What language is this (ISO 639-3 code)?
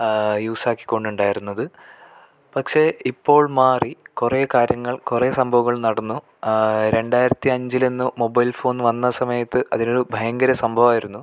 mal